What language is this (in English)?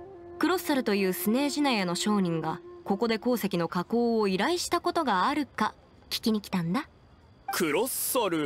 Japanese